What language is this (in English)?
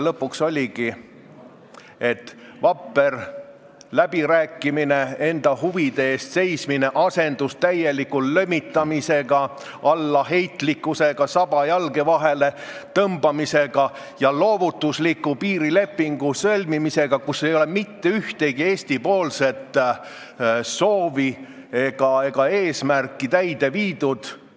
Estonian